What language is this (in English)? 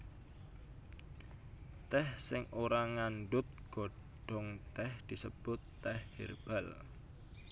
Javanese